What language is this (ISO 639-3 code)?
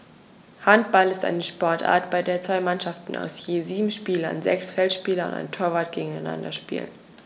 deu